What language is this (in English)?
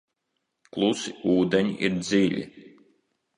Latvian